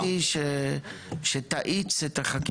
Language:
Hebrew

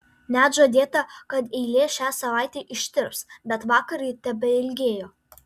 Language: Lithuanian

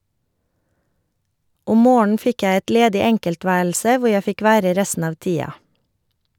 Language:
Norwegian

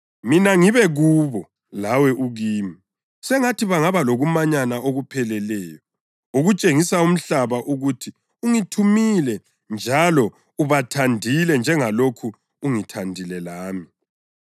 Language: North Ndebele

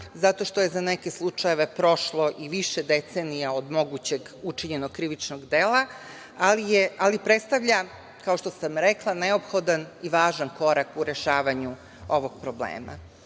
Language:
Serbian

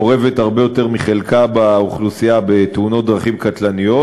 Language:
Hebrew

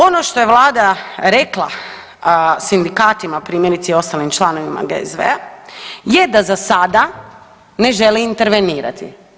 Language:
Croatian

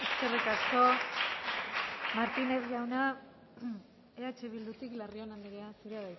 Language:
Basque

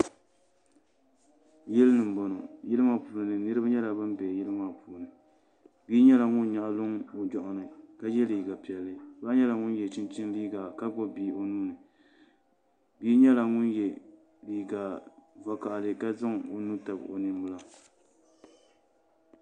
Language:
Dagbani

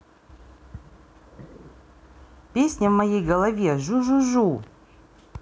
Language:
Russian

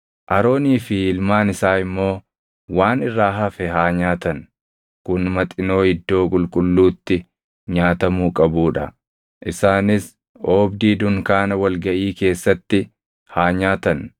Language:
Oromo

